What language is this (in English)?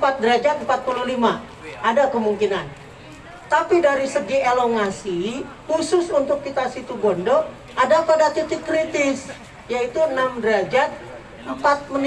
Indonesian